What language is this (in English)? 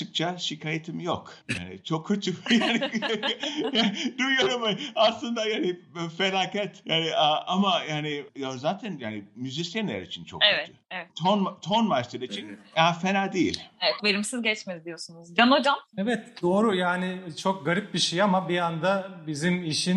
Turkish